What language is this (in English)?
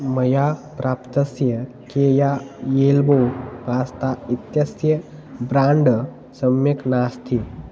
Sanskrit